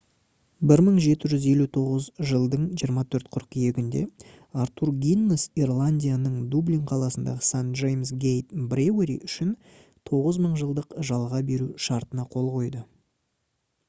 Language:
Kazakh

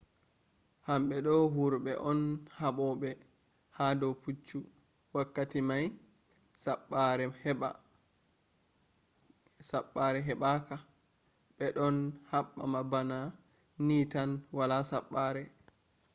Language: Fula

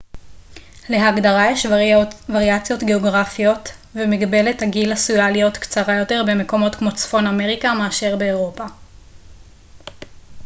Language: Hebrew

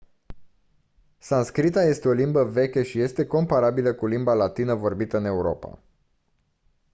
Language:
Romanian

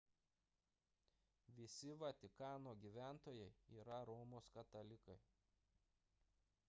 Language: Lithuanian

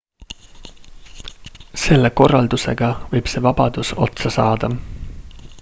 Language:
Estonian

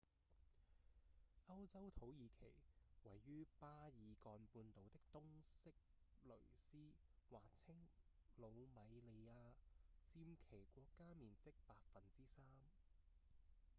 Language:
Cantonese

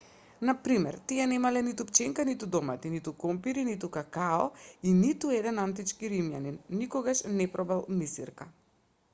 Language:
Macedonian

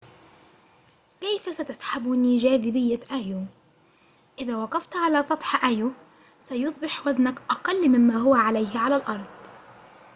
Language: Arabic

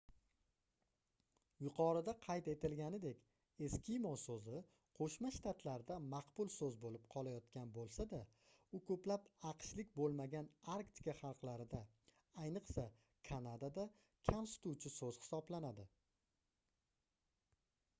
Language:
Uzbek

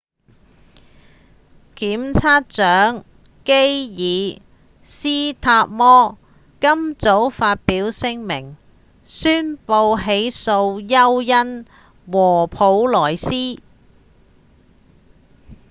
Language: Cantonese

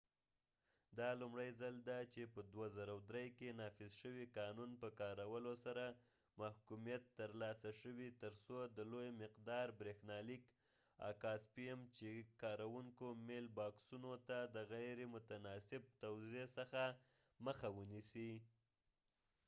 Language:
Pashto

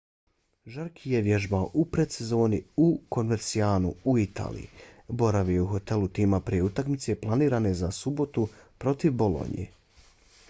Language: Bosnian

